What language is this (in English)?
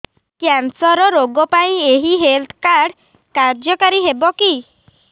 Odia